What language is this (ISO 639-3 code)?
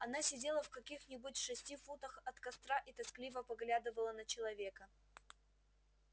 rus